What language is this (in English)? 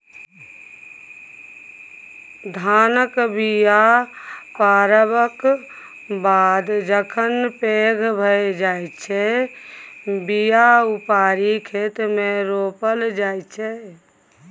Maithili